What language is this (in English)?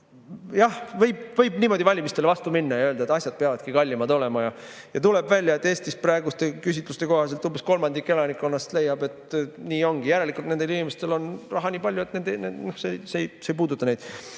Estonian